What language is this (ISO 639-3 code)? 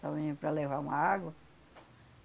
por